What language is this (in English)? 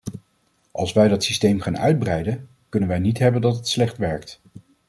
Dutch